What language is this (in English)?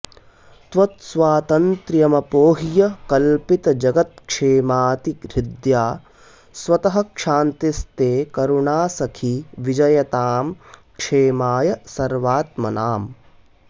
Sanskrit